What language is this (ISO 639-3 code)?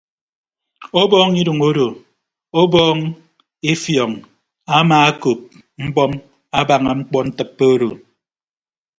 ibb